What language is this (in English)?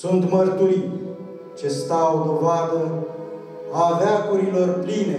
Romanian